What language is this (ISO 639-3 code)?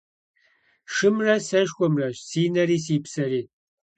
kbd